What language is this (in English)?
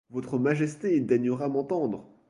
French